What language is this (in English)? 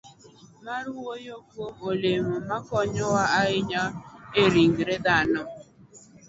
Luo (Kenya and Tanzania)